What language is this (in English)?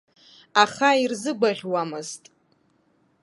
Abkhazian